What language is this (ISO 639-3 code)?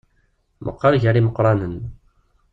kab